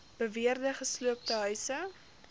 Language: Afrikaans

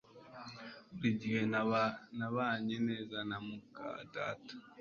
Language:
Kinyarwanda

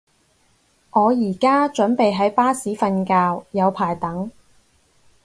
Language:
Cantonese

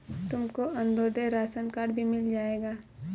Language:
Hindi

